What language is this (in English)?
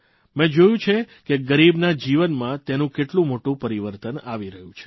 Gujarati